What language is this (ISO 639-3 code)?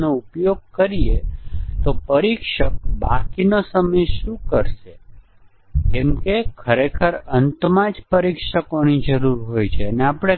guj